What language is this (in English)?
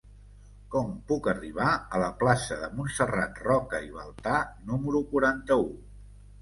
Catalan